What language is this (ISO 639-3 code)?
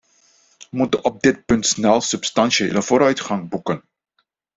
nld